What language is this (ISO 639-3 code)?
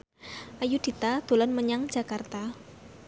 jav